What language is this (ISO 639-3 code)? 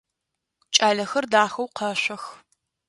ady